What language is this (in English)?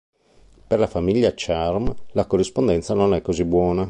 Italian